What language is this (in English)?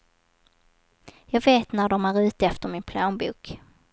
Swedish